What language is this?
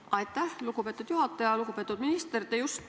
Estonian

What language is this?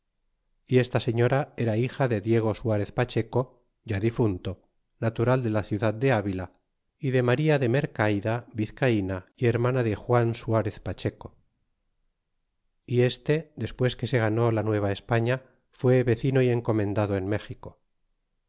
Spanish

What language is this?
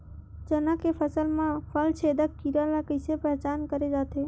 Chhattisgarhi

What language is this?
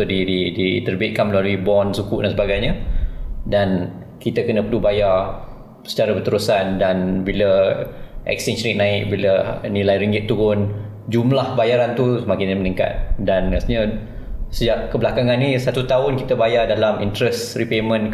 Malay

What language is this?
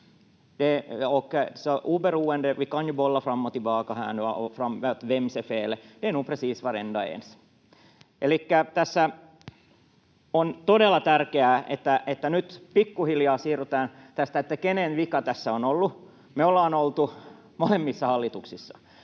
Finnish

